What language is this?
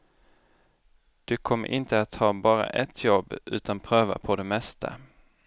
Swedish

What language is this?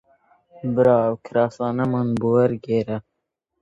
Central Kurdish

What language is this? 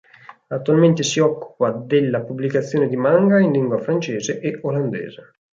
Italian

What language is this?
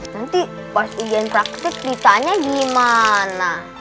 Indonesian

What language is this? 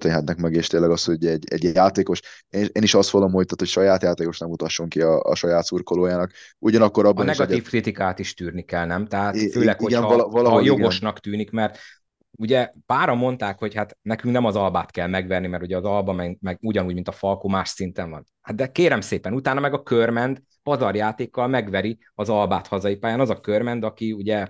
Hungarian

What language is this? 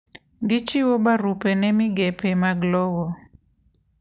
Luo (Kenya and Tanzania)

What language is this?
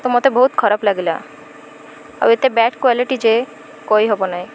Odia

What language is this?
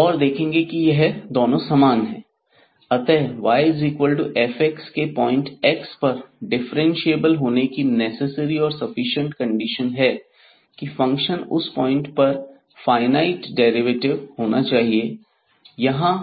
Hindi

